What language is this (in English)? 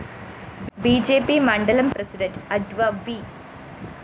Malayalam